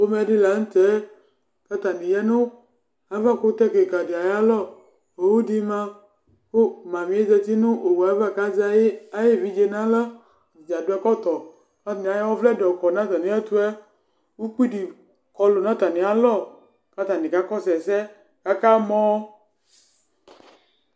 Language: Ikposo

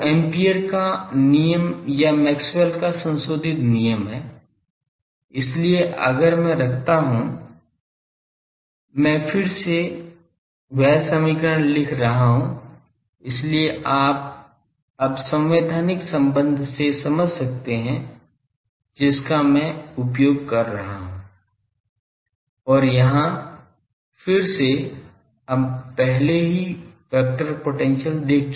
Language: Hindi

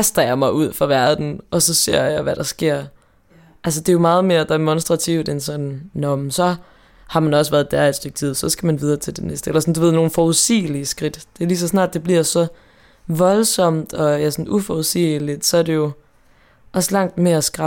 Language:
Danish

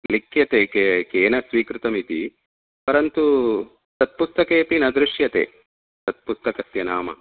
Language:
Sanskrit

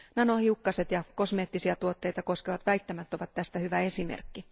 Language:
Finnish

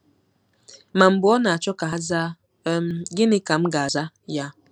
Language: Igbo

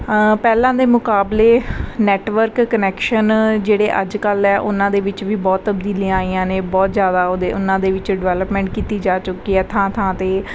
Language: Punjabi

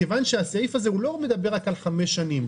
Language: Hebrew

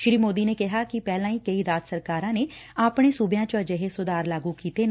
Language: Punjabi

